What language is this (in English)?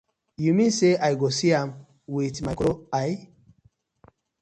Nigerian Pidgin